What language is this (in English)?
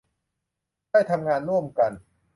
Thai